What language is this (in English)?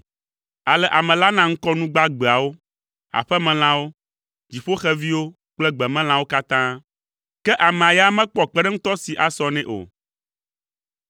Ewe